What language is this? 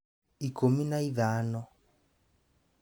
Kikuyu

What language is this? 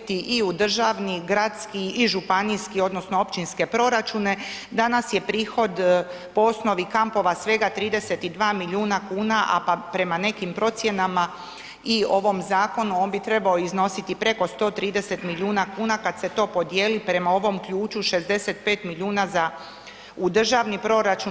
Croatian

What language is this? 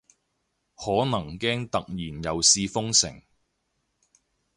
Cantonese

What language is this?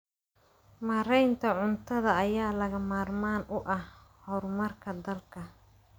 Somali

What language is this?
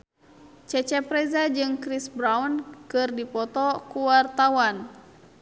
Sundanese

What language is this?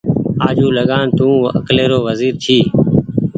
Goaria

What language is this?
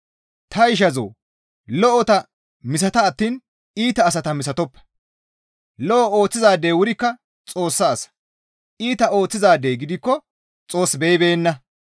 Gamo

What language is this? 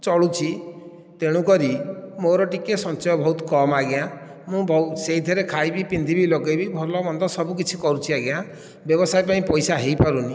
Odia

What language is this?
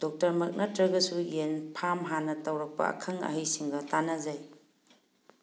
Manipuri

